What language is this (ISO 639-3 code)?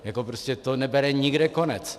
ces